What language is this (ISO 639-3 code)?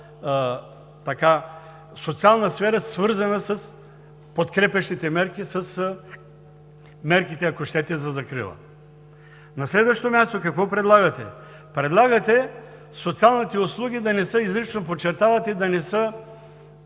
bul